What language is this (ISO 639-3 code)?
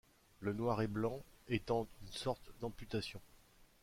fra